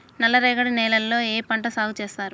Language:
Telugu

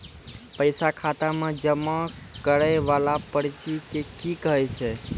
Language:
Maithili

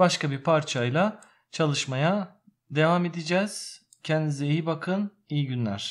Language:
Turkish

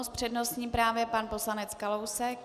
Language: Czech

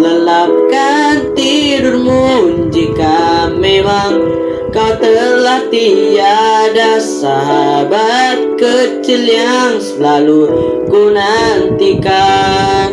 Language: Indonesian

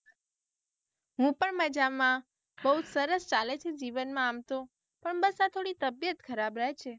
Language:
Gujarati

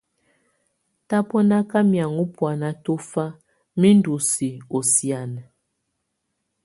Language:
Tunen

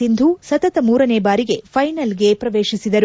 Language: Kannada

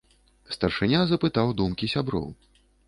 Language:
Belarusian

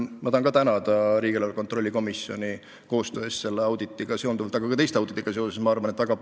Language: Estonian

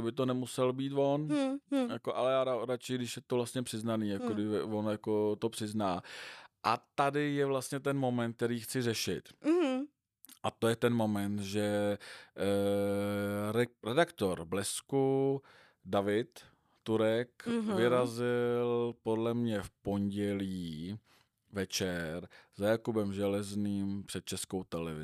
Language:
Czech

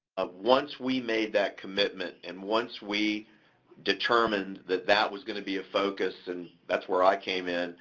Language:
English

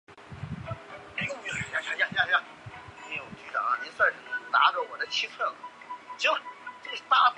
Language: Chinese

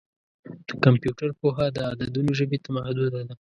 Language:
Pashto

